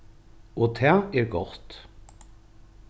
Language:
Faroese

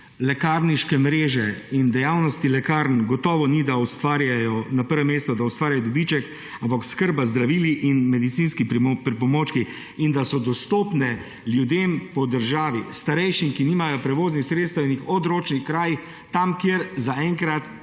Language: Slovenian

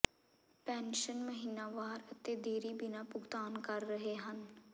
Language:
Punjabi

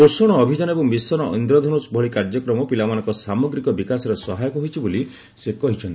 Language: Odia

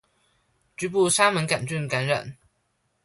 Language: Chinese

